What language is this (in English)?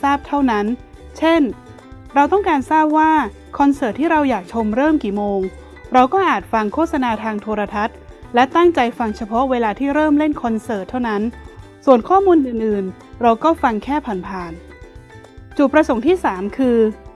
Thai